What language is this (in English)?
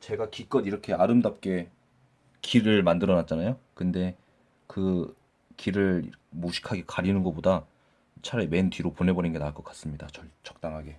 Korean